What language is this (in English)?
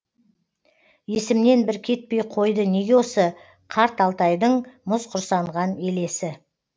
Kazakh